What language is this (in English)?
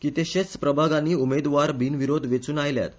Konkani